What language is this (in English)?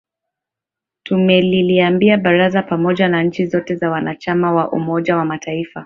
Swahili